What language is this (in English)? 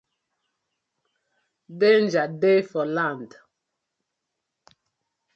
Nigerian Pidgin